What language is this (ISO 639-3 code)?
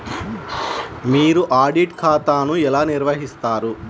tel